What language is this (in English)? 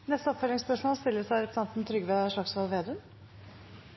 Norwegian Nynorsk